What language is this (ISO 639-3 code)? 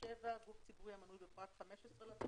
heb